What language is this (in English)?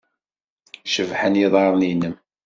Kabyle